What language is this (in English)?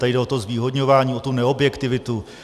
Czech